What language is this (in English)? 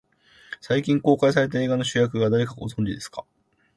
Japanese